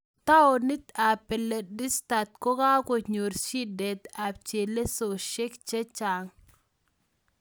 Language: Kalenjin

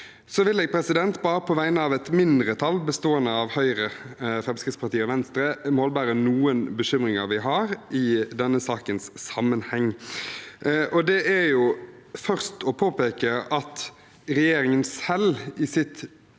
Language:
Norwegian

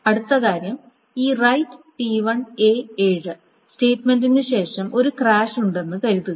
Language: Malayalam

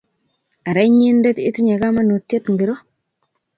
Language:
Kalenjin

